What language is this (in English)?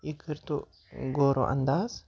Kashmiri